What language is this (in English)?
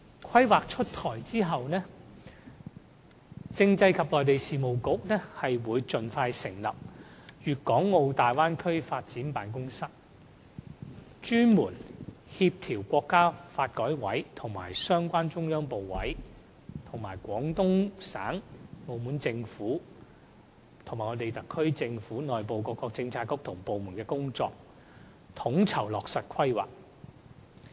Cantonese